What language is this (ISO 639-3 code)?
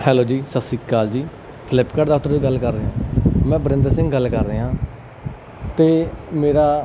pan